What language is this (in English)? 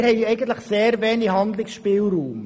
Swiss German